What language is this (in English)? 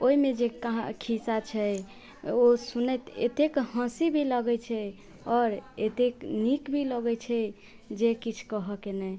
Maithili